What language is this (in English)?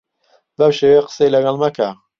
Central Kurdish